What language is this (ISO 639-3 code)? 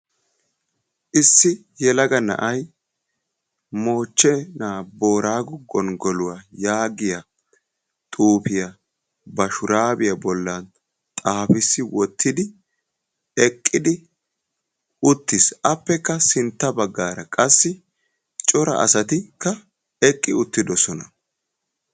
wal